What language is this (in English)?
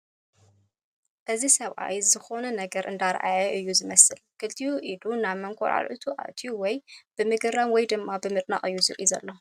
Tigrinya